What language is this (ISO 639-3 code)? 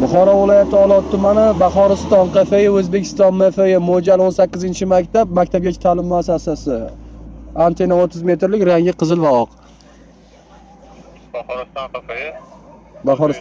tur